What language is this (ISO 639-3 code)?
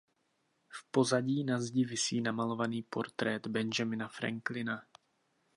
ces